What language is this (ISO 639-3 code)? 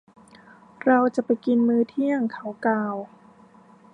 tha